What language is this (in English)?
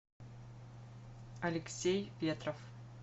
Russian